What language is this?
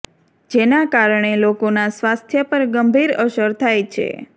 Gujarati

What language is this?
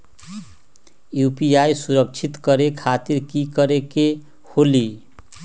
Magahi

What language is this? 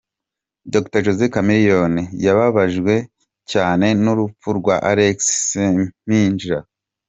Kinyarwanda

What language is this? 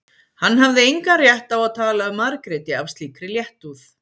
Icelandic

